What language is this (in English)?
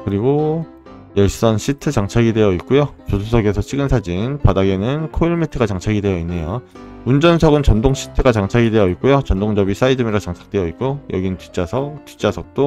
Korean